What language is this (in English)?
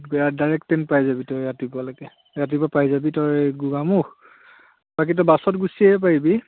Assamese